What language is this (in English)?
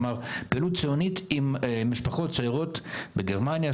Hebrew